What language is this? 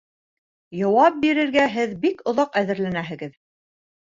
Bashkir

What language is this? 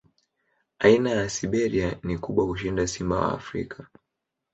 Swahili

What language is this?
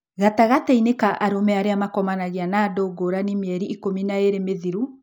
Kikuyu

